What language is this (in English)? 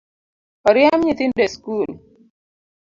Luo (Kenya and Tanzania)